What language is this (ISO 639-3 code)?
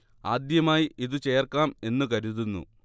mal